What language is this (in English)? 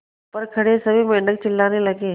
Hindi